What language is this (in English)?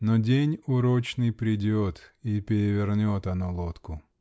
Russian